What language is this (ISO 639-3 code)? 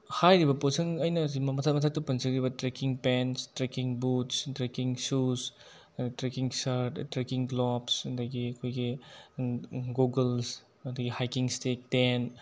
mni